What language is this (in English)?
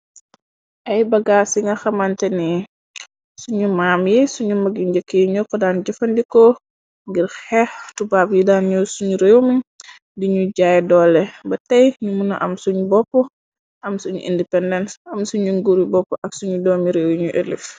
Wolof